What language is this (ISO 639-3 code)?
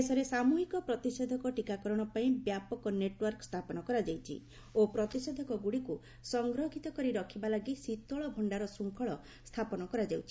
ori